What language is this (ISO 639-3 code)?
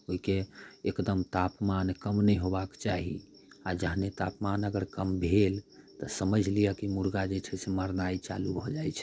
mai